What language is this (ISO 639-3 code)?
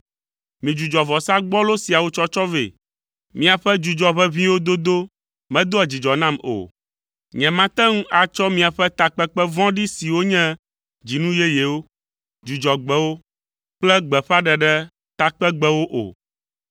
ewe